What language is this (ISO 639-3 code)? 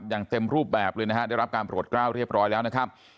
tha